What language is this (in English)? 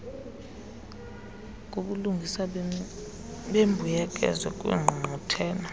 Xhosa